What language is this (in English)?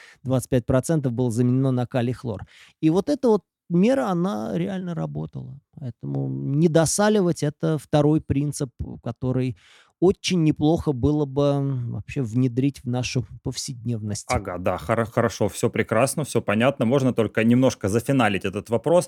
Russian